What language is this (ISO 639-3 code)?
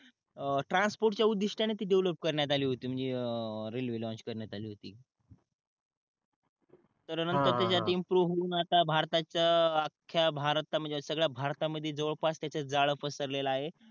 mar